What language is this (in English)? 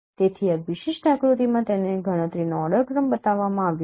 Gujarati